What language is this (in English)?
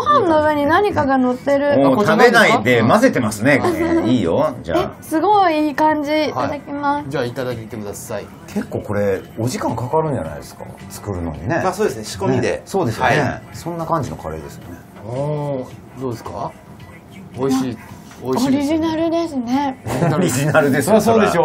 Japanese